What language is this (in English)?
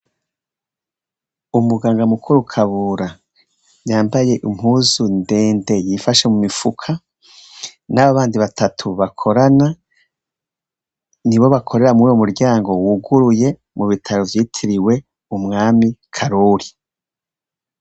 Rundi